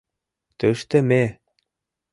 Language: Mari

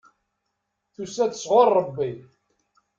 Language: Kabyle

